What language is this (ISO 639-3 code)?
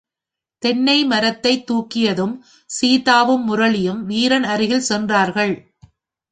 tam